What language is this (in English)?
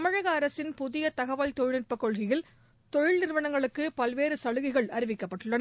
Tamil